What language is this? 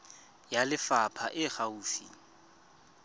Tswana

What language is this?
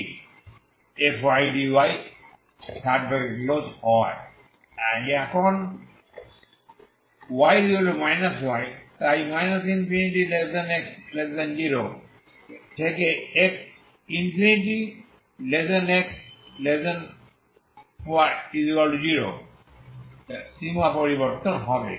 Bangla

